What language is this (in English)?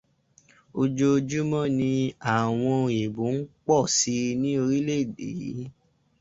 Yoruba